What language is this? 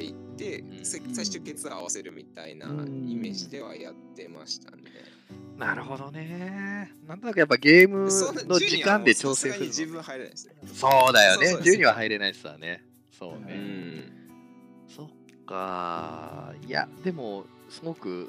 Japanese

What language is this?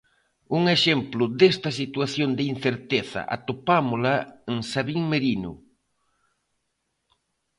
Galician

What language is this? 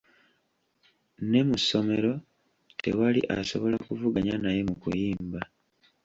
Ganda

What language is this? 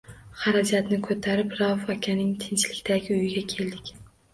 Uzbek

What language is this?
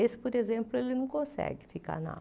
Portuguese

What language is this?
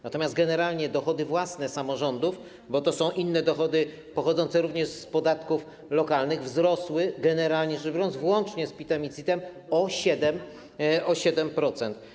Polish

